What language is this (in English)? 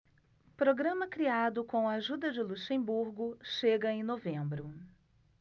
Portuguese